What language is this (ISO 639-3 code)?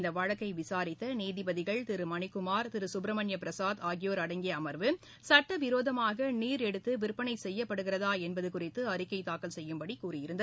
tam